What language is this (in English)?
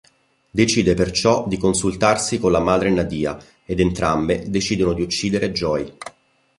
Italian